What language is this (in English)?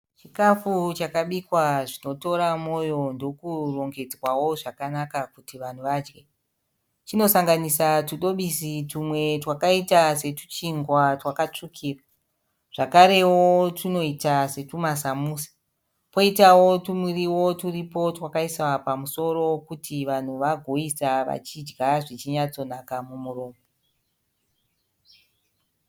Shona